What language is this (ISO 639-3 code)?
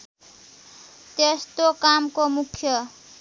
nep